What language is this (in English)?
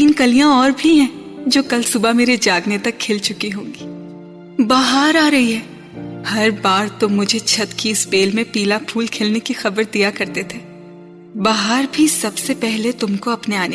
Urdu